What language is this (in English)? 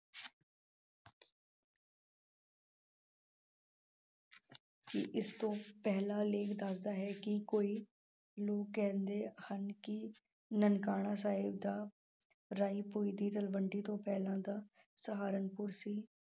Punjabi